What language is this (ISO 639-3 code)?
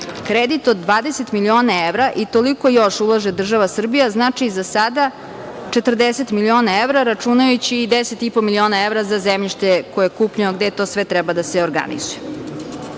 srp